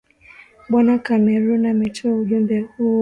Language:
Swahili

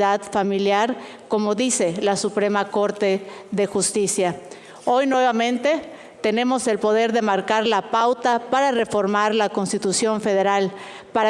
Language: Spanish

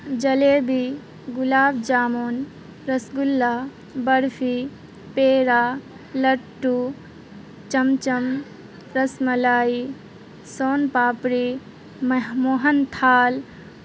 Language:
Urdu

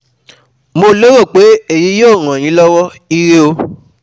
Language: Yoruba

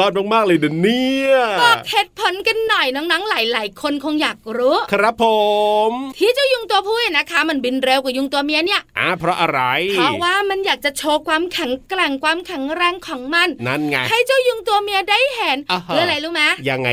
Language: Thai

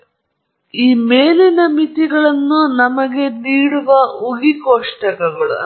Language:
Kannada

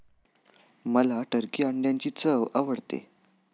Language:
Marathi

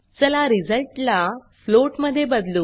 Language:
Marathi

